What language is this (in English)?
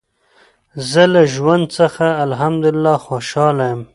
Pashto